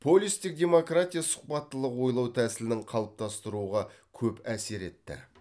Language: Kazakh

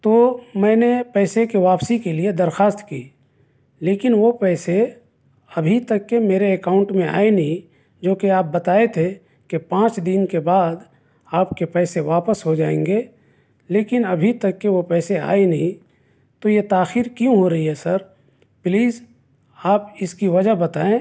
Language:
Urdu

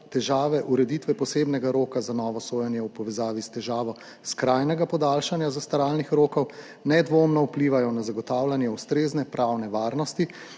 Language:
Slovenian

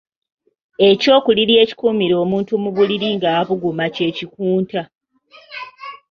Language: Ganda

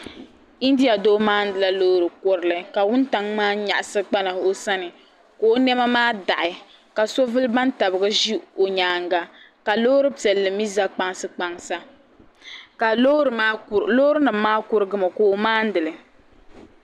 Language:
Dagbani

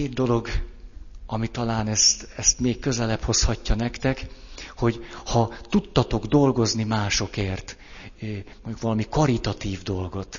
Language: Hungarian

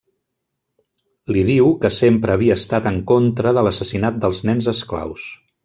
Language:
Catalan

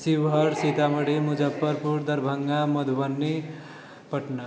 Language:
Maithili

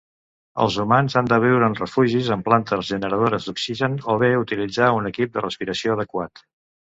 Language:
Catalan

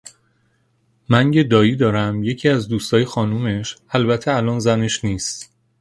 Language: Persian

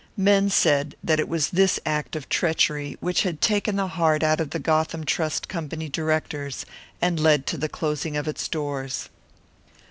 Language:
English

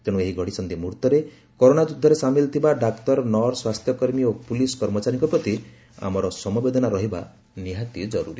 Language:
Odia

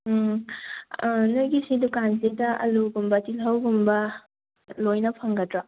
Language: Manipuri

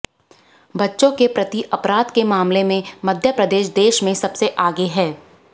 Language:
Hindi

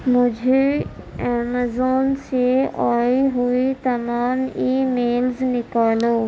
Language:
Urdu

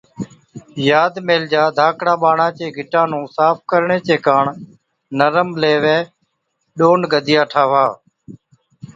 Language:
Od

